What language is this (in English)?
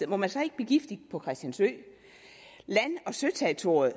Danish